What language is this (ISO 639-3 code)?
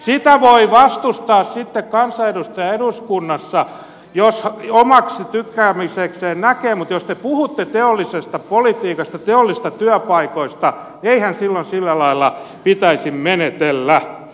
fin